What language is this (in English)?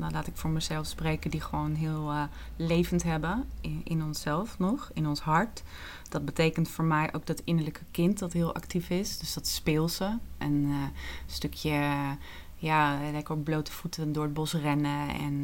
Dutch